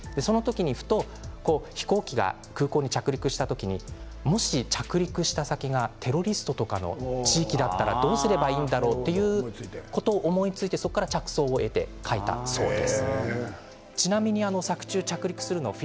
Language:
Japanese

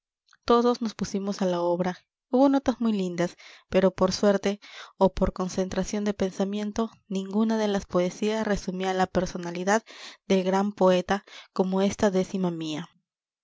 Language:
Spanish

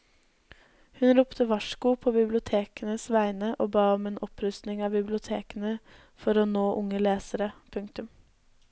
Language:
Norwegian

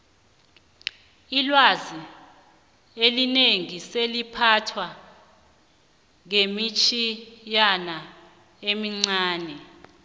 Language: South Ndebele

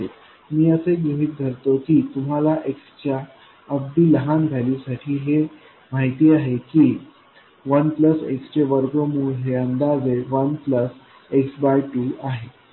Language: Marathi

